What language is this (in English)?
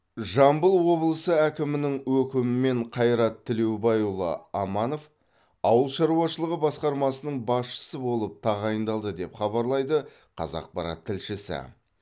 Kazakh